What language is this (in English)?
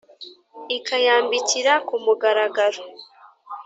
Kinyarwanda